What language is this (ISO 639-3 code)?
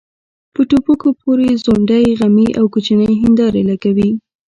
pus